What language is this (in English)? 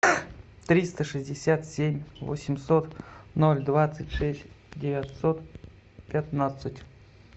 Russian